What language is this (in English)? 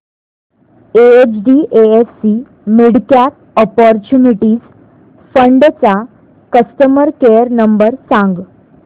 Marathi